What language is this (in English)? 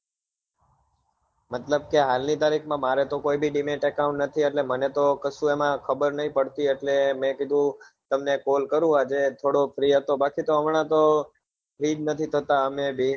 Gujarati